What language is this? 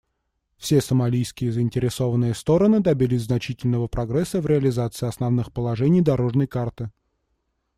Russian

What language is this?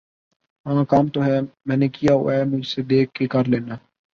Urdu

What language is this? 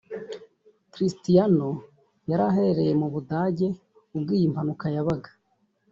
Kinyarwanda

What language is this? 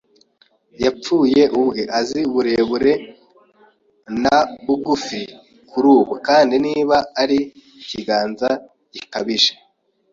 Kinyarwanda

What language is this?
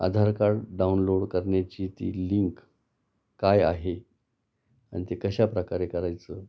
Marathi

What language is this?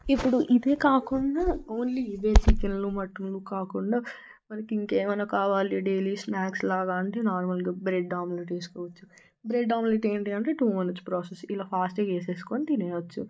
Telugu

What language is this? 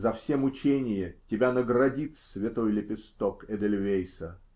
Russian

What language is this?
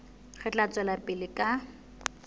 Southern Sotho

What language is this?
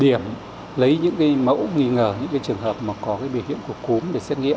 Vietnamese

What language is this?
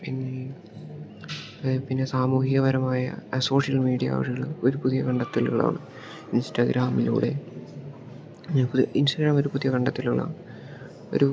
Malayalam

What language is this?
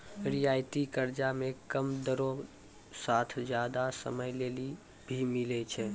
Maithili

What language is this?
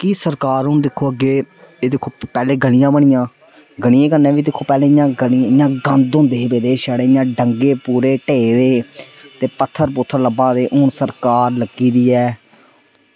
Dogri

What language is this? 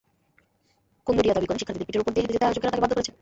Bangla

